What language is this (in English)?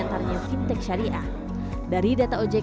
Indonesian